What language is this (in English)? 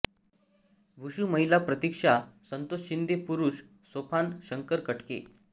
Marathi